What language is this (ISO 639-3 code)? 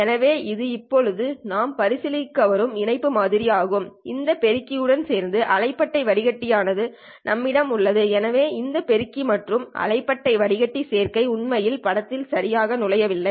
tam